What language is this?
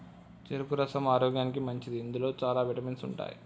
Telugu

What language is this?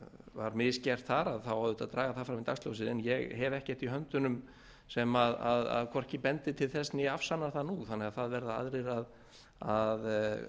Icelandic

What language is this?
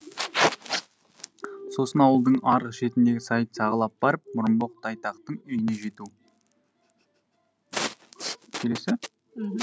Kazakh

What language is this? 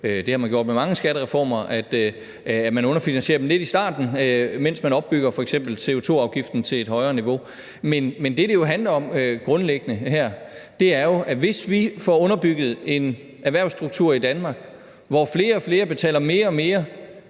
Danish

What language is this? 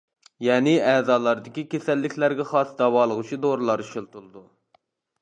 Uyghur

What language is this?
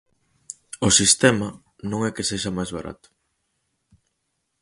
Galician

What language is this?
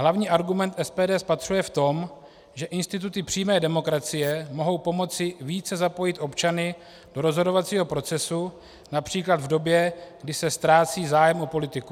Czech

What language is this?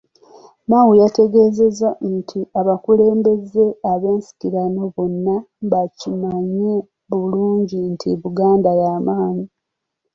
Ganda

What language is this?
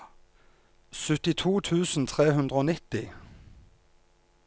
Norwegian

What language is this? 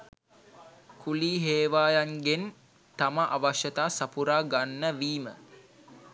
Sinhala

